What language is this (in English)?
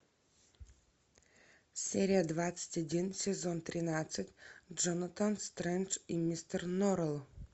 Russian